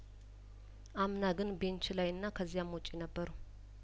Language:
Amharic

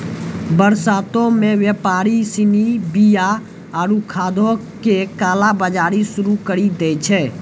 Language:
Maithili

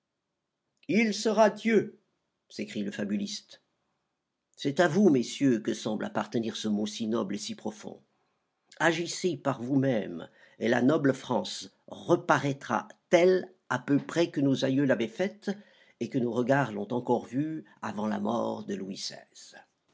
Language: French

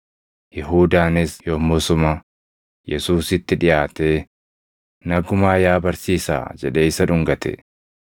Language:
Oromo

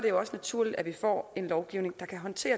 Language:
Danish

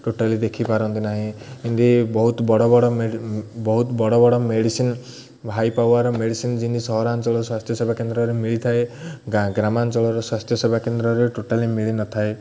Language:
Odia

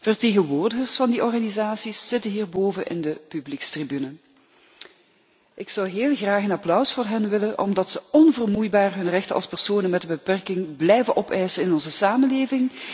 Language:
Dutch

